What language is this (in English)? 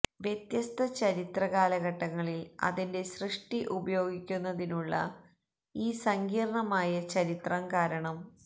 Malayalam